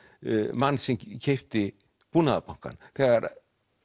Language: Icelandic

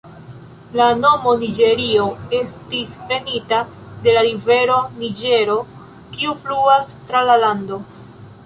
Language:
Esperanto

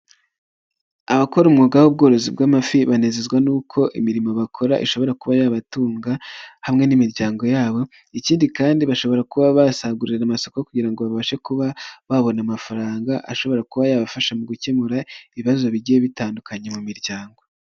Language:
Kinyarwanda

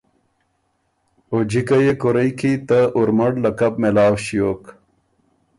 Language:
Ormuri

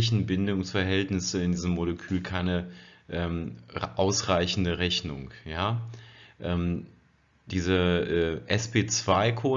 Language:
German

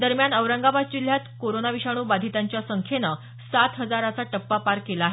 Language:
Marathi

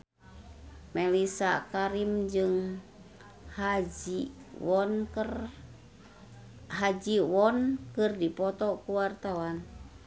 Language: Sundanese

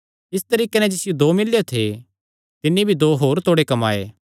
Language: Kangri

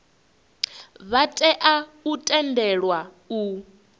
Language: Venda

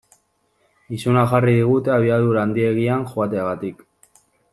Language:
Basque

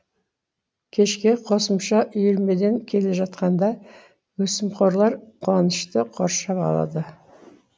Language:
Kazakh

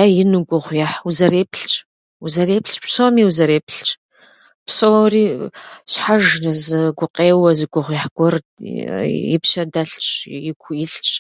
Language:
Kabardian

